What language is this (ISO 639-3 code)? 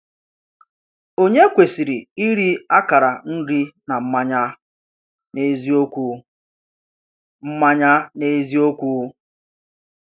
ibo